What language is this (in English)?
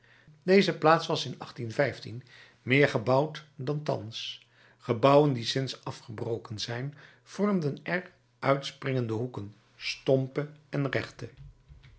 Dutch